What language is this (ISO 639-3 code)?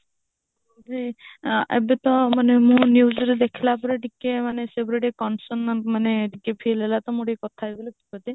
ori